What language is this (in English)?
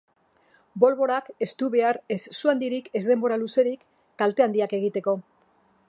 Basque